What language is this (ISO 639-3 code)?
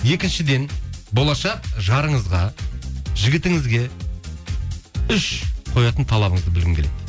kaz